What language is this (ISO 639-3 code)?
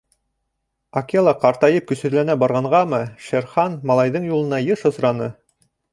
bak